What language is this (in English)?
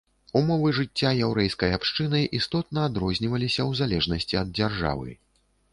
Belarusian